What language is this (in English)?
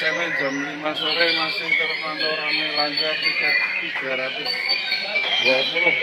Indonesian